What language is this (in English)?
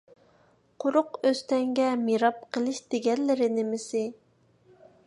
Uyghur